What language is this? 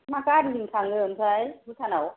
Bodo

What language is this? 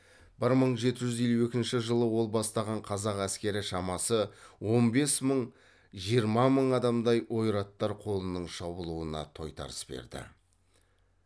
Kazakh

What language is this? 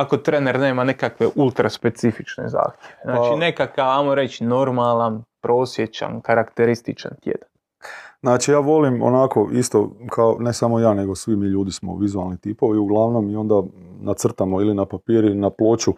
Croatian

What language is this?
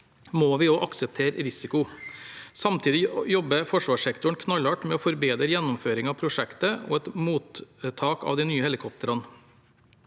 Norwegian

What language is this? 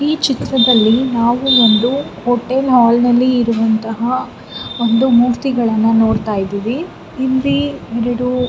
Kannada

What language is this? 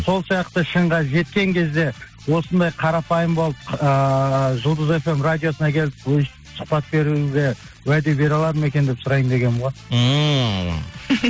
Kazakh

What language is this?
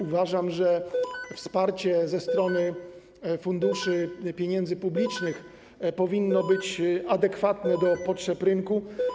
Polish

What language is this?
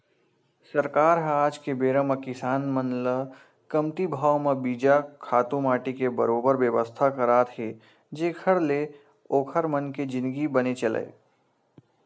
Chhattisgarhi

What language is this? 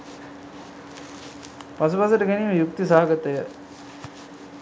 Sinhala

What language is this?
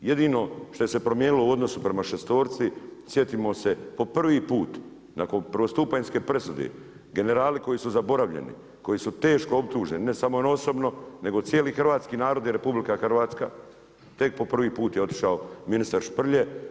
Croatian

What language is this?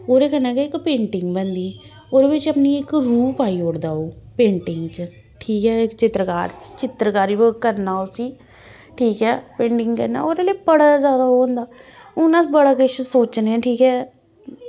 Dogri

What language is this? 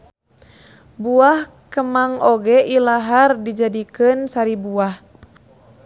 Sundanese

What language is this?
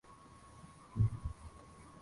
Swahili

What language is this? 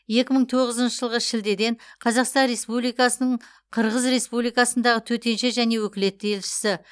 Kazakh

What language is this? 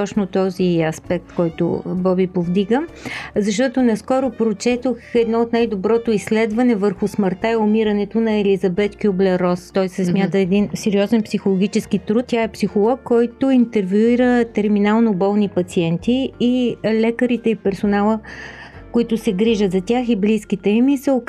Bulgarian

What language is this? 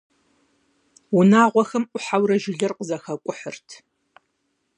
Kabardian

